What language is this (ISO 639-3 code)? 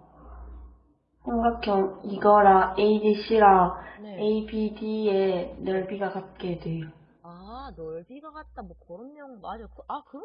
kor